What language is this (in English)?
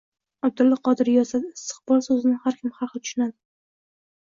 Uzbek